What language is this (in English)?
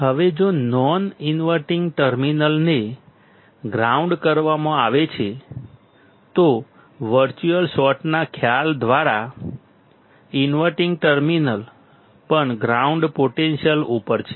Gujarati